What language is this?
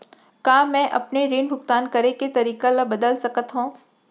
Chhattisgarhi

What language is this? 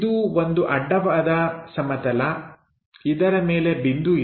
Kannada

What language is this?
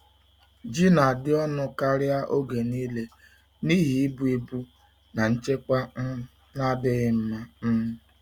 Igbo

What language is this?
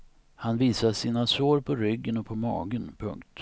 Swedish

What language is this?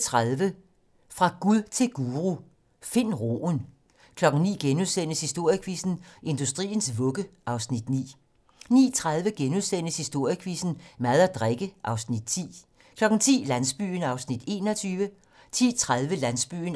Danish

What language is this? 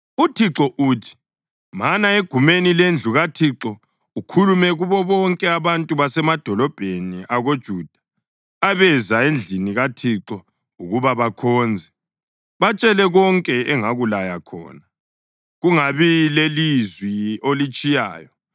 North Ndebele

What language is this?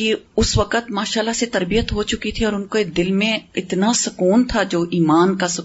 Urdu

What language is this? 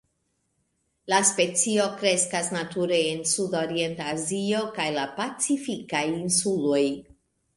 Esperanto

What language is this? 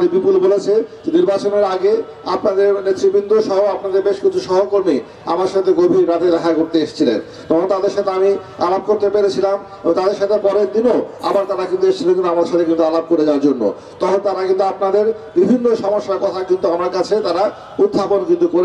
Turkish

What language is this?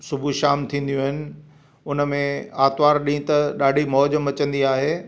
Sindhi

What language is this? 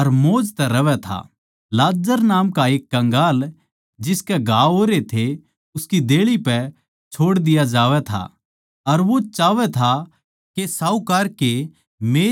Haryanvi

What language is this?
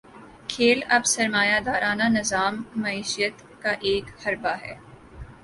Urdu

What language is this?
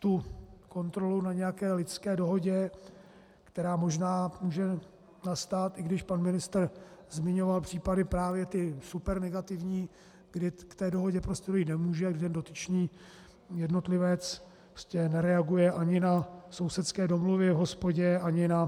Czech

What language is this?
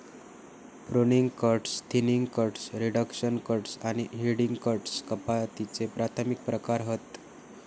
Marathi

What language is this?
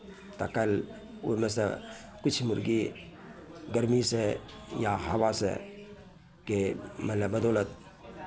Maithili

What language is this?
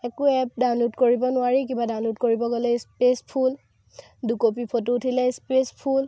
Assamese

